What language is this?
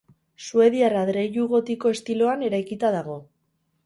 Basque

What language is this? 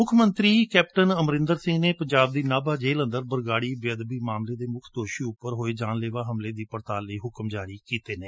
Punjabi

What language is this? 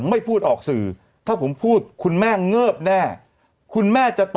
Thai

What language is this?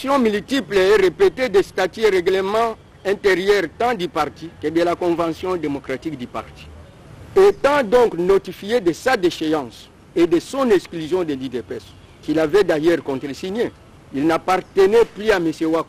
French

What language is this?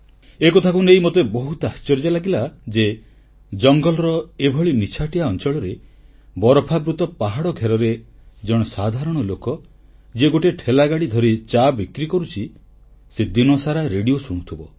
Odia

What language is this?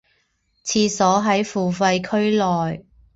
Chinese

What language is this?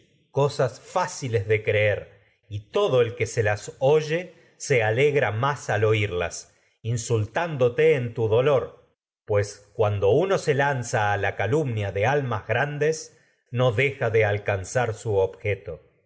Spanish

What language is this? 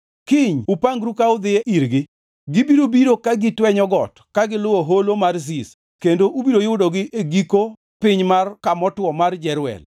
Luo (Kenya and Tanzania)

